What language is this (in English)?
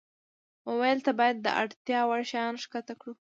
Pashto